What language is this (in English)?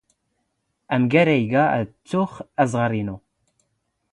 Standard Moroccan Tamazight